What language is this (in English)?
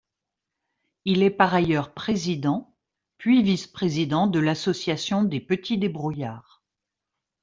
French